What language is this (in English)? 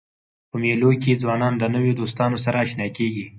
Pashto